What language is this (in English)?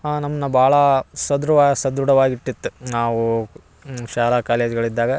Kannada